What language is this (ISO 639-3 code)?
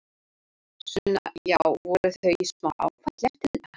isl